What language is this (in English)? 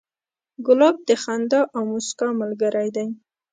Pashto